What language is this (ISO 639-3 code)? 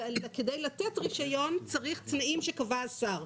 heb